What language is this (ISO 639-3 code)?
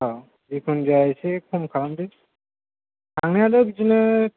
brx